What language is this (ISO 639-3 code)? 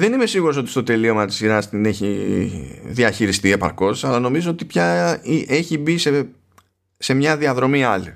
ell